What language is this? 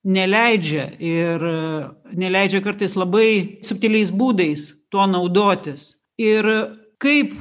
Lithuanian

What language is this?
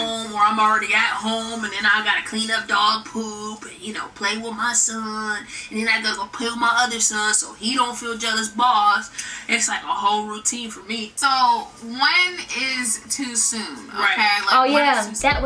English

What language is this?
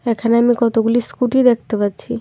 Bangla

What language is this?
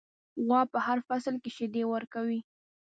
Pashto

